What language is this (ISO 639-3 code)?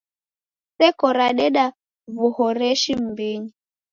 dav